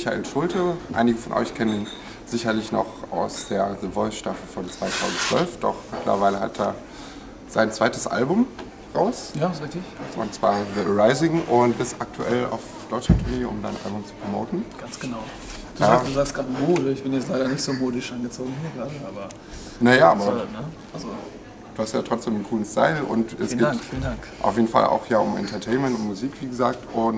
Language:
German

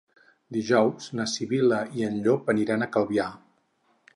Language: Catalan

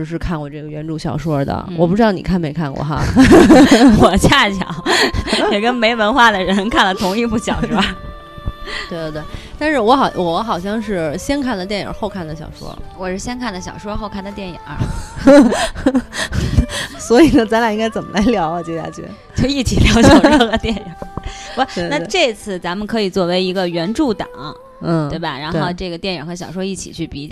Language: Chinese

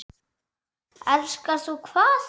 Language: Icelandic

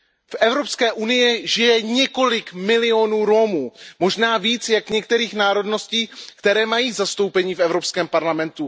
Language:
Czech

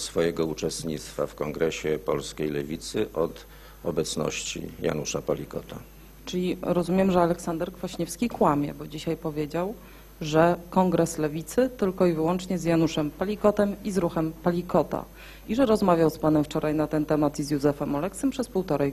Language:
Polish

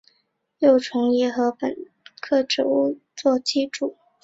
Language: Chinese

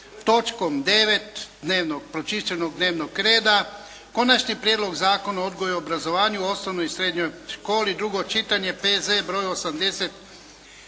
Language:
Croatian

